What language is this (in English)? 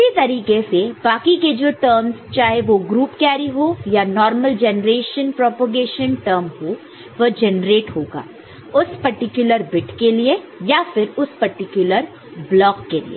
Hindi